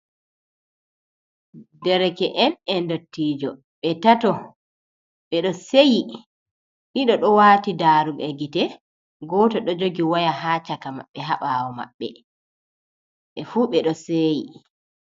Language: Fula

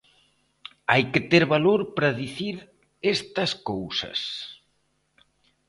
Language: Galician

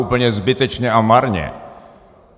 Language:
Czech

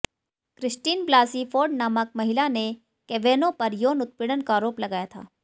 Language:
Hindi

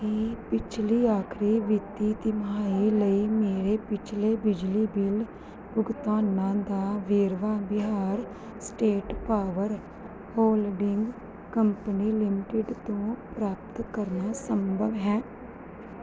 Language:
Punjabi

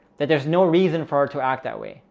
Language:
English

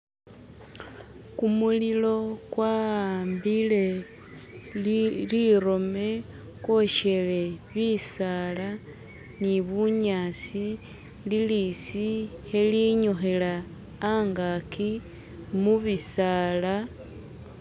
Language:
Masaaba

